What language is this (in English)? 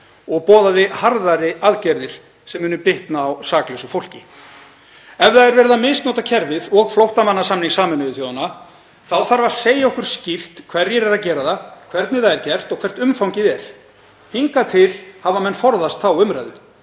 Icelandic